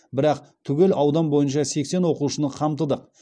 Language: Kazakh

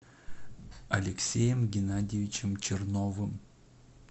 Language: Russian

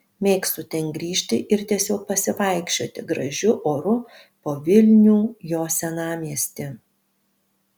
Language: Lithuanian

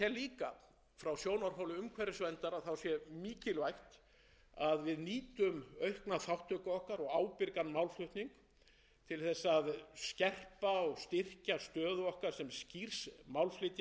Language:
Icelandic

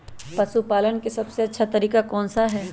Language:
Magahi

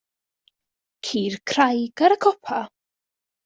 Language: Welsh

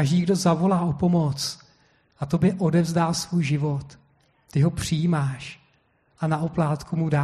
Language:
Czech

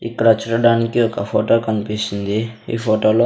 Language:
Telugu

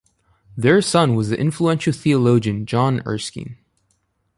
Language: English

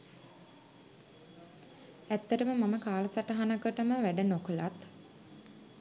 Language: Sinhala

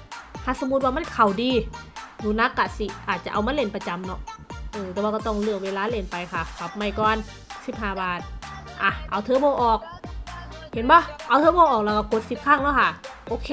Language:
Thai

